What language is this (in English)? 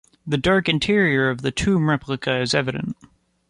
English